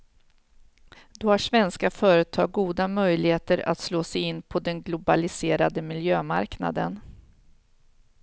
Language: Swedish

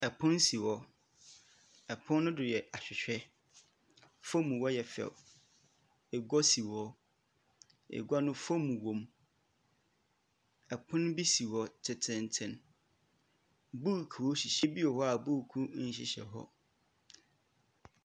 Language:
Akan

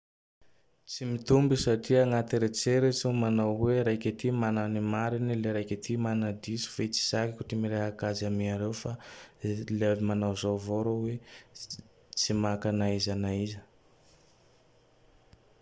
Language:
Tandroy-Mahafaly Malagasy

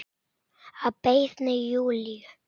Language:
Icelandic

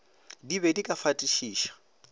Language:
Northern Sotho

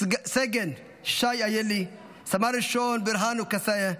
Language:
Hebrew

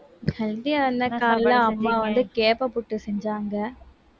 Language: Tamil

